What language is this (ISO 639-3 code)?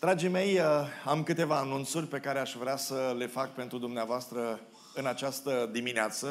ron